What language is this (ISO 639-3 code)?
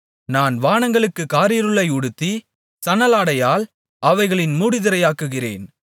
tam